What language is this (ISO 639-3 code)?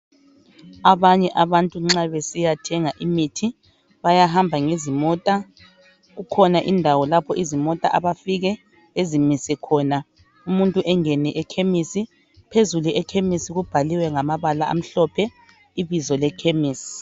nde